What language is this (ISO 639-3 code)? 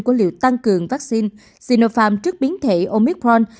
vie